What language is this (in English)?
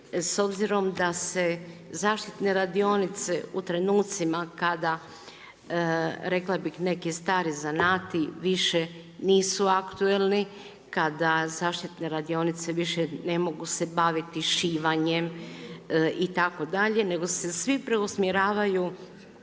Croatian